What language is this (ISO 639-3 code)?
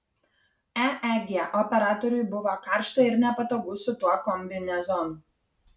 lit